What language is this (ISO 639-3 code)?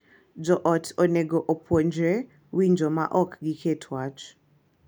luo